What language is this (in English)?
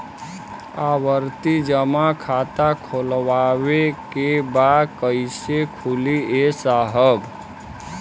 Bhojpuri